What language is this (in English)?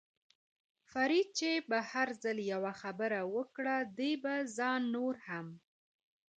Pashto